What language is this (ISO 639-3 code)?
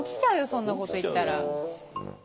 jpn